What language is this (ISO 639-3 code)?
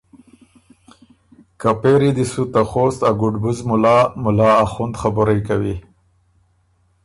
oru